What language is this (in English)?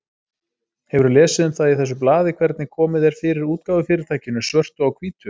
Icelandic